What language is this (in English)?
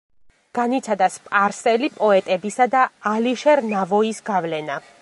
Georgian